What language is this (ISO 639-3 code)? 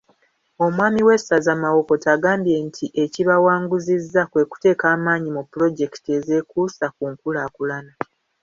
lug